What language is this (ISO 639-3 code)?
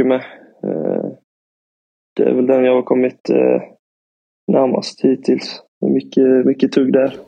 swe